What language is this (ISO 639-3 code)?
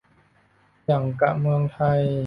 tha